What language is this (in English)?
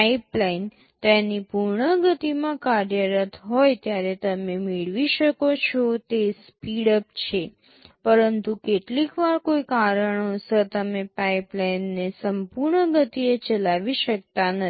Gujarati